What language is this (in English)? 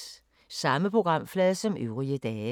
Danish